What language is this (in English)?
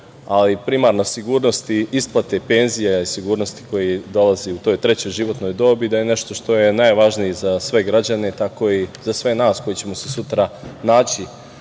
Serbian